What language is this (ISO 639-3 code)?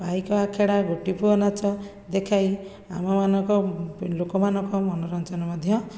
ori